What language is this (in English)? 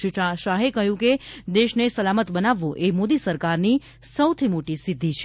Gujarati